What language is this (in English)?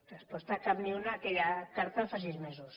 Catalan